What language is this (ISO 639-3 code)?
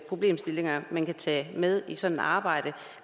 dan